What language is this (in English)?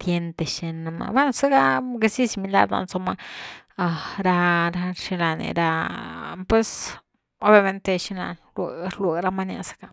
Güilá Zapotec